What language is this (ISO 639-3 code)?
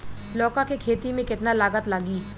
bho